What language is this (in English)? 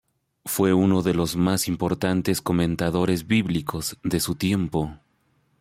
Spanish